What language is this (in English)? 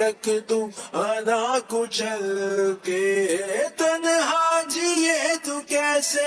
Latin